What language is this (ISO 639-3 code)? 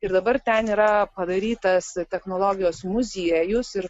lit